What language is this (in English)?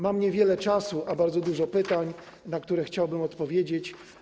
Polish